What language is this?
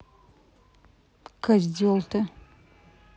Russian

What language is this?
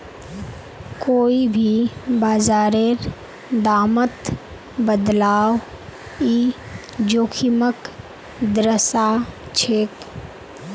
Magahi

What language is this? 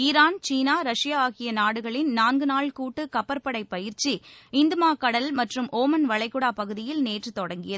Tamil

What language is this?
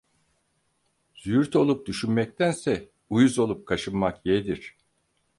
Turkish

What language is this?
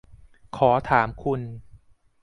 Thai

